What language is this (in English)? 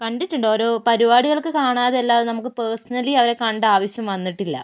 Malayalam